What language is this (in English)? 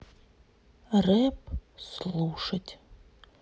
Russian